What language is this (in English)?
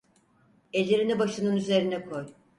Turkish